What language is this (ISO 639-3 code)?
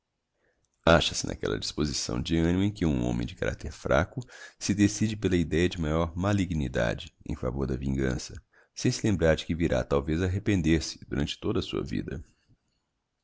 por